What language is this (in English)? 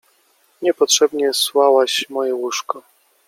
Polish